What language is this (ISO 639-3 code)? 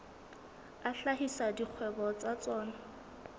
sot